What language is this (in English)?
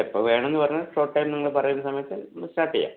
Malayalam